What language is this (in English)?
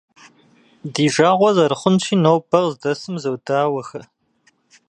Kabardian